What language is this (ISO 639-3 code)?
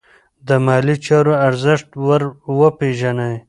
pus